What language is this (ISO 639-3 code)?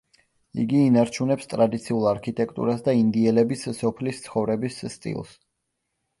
kat